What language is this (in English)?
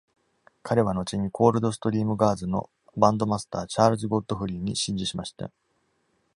Japanese